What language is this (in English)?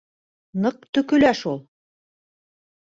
Bashkir